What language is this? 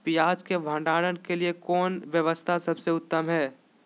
Magahi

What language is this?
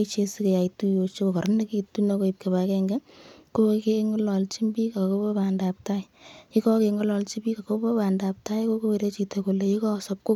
Kalenjin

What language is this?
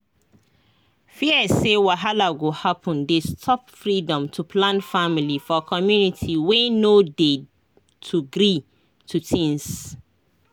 Nigerian Pidgin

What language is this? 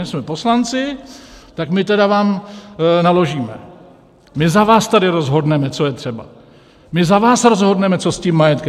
Czech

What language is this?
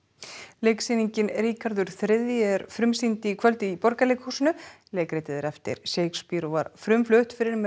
Icelandic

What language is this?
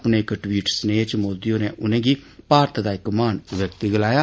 Dogri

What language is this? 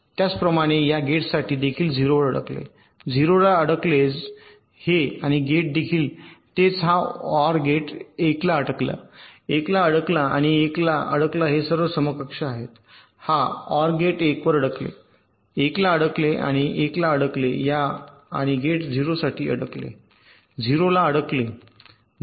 Marathi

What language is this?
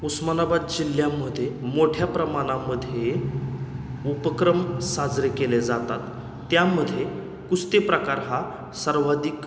Marathi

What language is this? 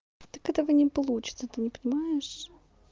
Russian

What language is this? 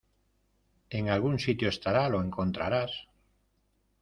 Spanish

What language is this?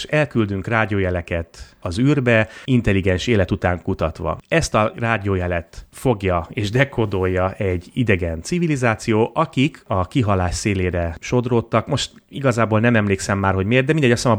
Hungarian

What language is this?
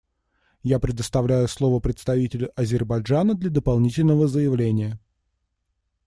Russian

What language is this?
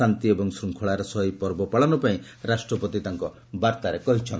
Odia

